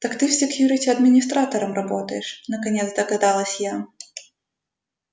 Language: Russian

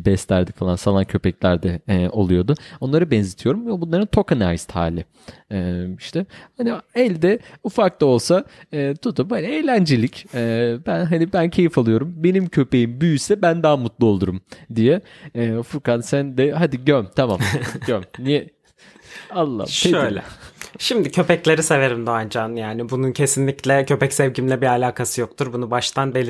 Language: Turkish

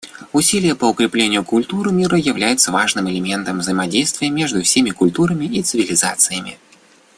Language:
Russian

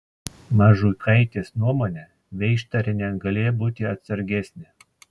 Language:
Lithuanian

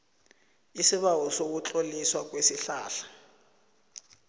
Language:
South Ndebele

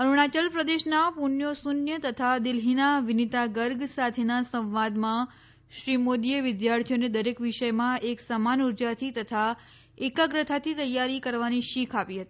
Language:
Gujarati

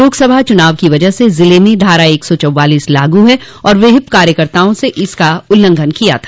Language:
Hindi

